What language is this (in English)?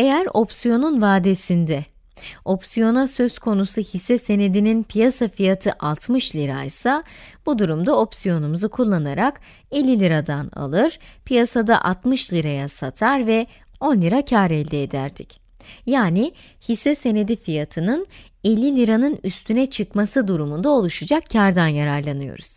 Turkish